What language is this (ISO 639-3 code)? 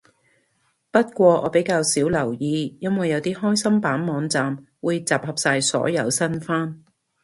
yue